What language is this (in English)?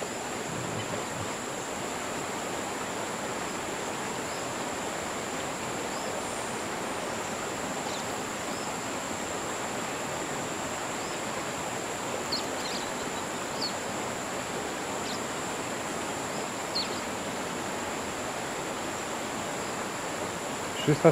Polish